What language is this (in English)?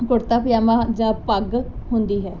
Punjabi